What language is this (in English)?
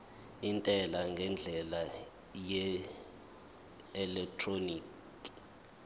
Zulu